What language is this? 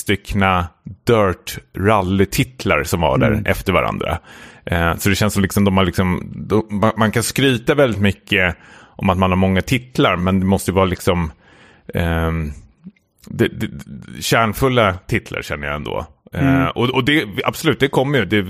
Swedish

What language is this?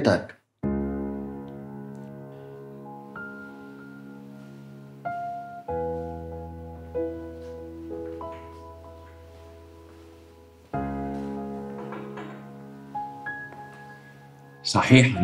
Arabic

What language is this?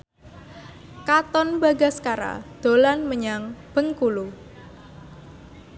Javanese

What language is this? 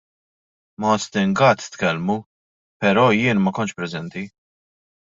Maltese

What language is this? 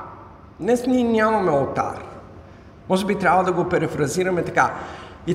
Bulgarian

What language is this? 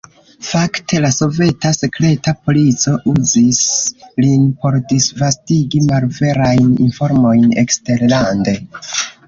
Esperanto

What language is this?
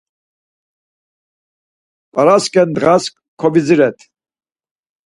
Laz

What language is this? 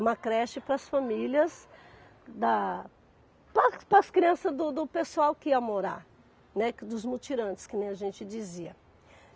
Portuguese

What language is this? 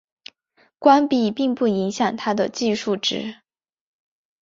Chinese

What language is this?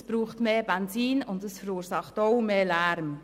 Swiss German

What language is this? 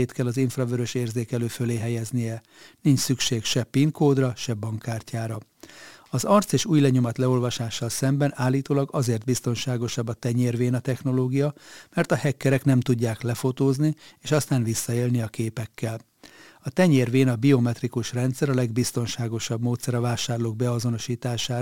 Hungarian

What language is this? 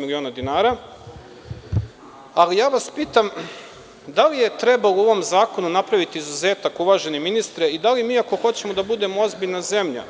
Serbian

